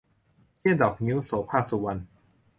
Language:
Thai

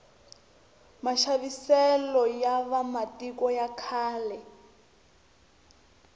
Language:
Tsonga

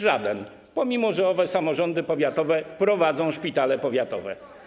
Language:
Polish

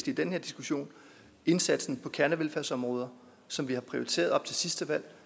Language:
Danish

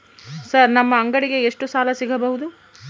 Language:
Kannada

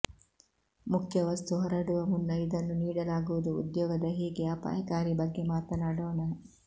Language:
Kannada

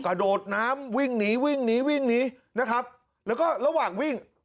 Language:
Thai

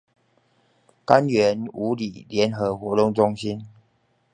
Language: Chinese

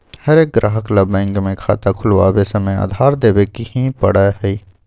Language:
Magahi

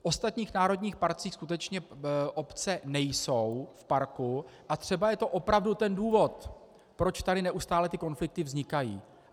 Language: Czech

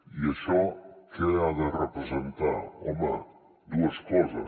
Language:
Catalan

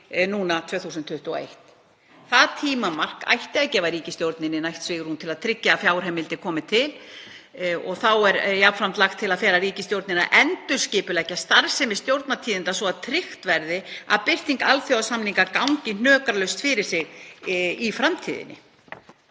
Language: Icelandic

